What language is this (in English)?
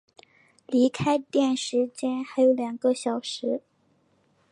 Chinese